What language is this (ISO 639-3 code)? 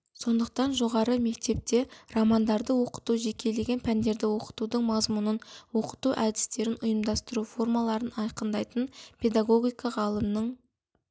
kaz